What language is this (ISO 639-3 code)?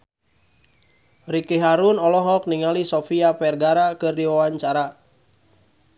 sun